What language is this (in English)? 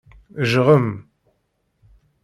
Kabyle